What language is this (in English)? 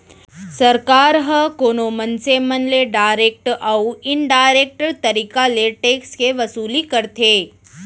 Chhattisgarhi